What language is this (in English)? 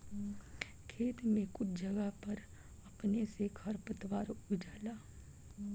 Bhojpuri